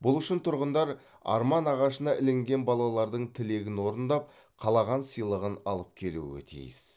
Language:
Kazakh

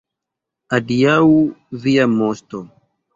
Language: Esperanto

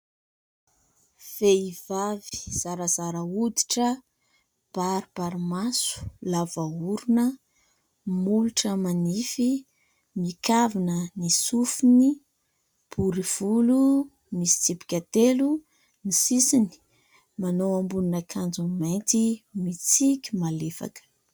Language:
Malagasy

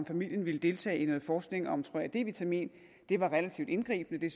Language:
Danish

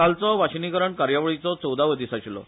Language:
Konkani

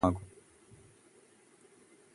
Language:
Malayalam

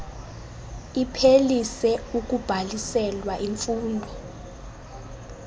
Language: Xhosa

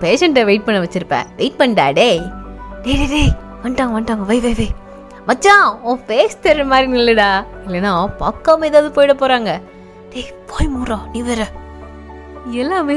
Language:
Tamil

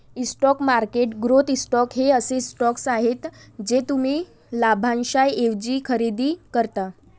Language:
Marathi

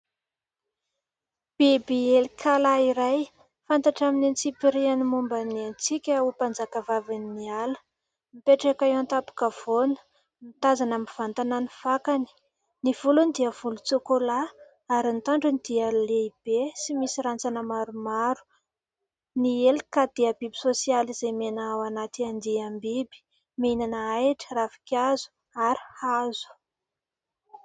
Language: Malagasy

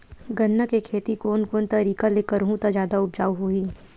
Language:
Chhattisgarhi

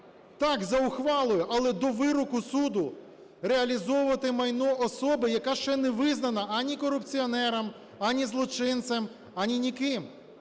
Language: Ukrainian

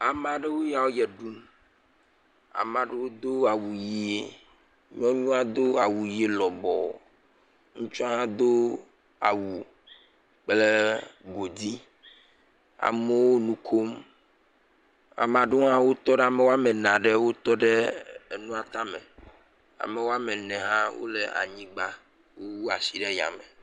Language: Ewe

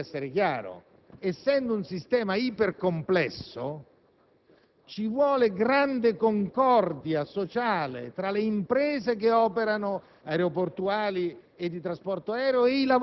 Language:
Italian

